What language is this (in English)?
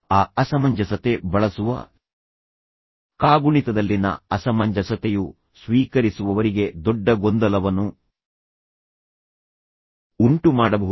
Kannada